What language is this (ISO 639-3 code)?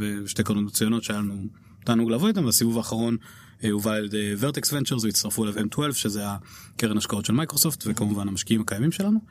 heb